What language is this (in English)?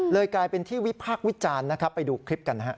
Thai